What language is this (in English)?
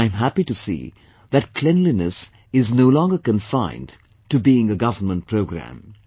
English